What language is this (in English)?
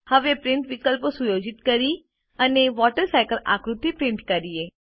Gujarati